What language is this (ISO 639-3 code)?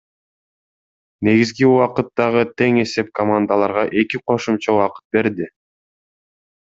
kir